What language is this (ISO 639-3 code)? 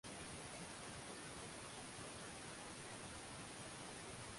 swa